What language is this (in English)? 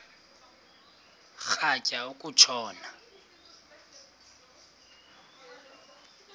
Xhosa